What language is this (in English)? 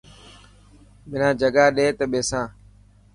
Dhatki